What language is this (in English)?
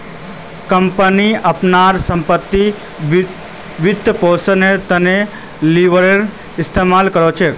Magahi